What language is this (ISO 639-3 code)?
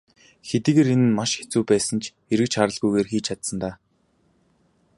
mon